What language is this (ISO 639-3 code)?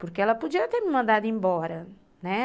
por